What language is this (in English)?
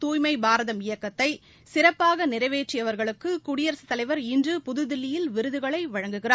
Tamil